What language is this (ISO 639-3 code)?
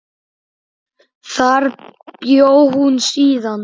isl